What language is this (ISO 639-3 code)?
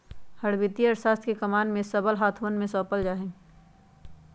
mag